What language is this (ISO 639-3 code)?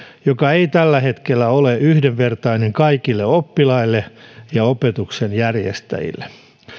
fin